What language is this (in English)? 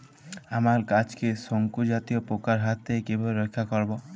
Bangla